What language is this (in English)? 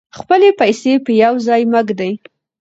Pashto